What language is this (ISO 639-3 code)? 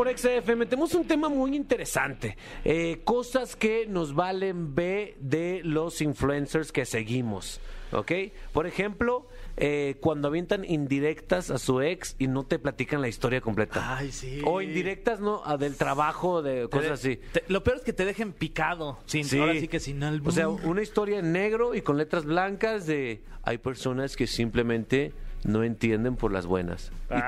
spa